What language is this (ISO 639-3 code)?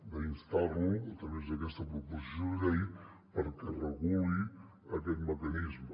cat